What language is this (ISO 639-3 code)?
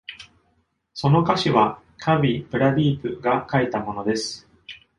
jpn